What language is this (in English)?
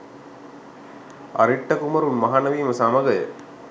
Sinhala